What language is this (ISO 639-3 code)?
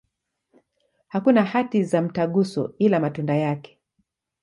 swa